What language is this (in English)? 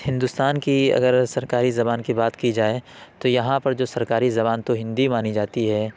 Urdu